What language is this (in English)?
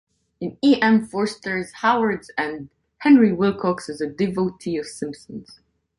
English